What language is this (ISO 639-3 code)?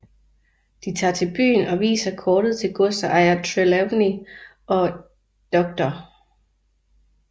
dan